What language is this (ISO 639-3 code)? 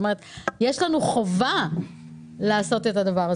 heb